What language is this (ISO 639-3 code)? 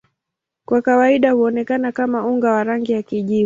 swa